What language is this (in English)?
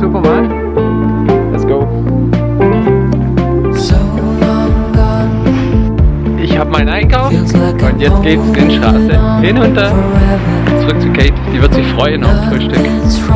German